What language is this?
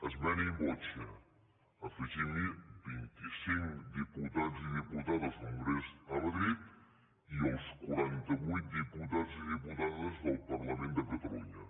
Catalan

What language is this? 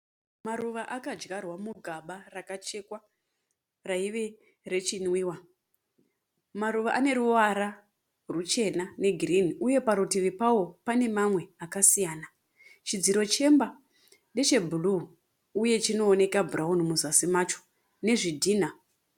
Shona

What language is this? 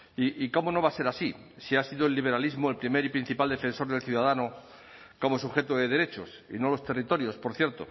Spanish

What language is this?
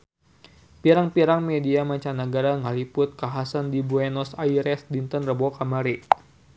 Sundanese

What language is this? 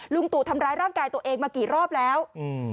Thai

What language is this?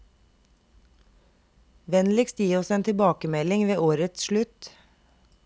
Norwegian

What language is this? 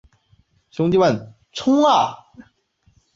Chinese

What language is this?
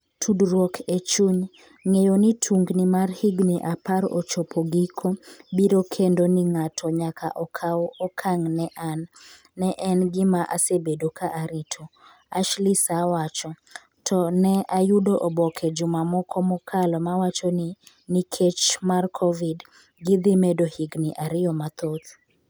Luo (Kenya and Tanzania)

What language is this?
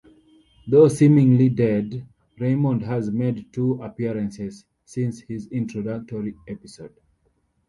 English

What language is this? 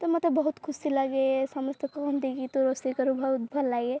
Odia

